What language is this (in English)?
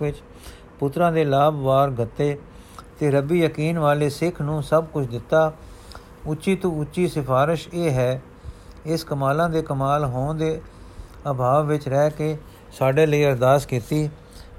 Punjabi